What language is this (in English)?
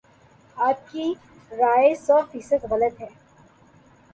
Urdu